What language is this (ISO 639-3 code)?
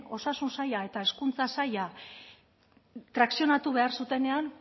eus